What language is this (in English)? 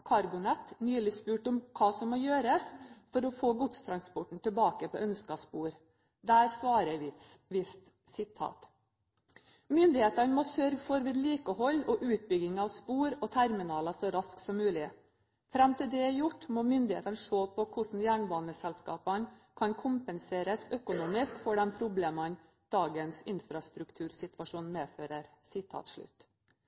Norwegian Bokmål